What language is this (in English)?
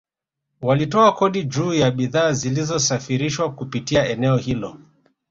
Swahili